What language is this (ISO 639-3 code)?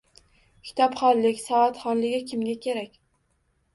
uzb